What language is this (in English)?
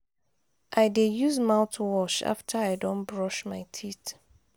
Nigerian Pidgin